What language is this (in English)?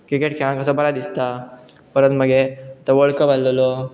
Konkani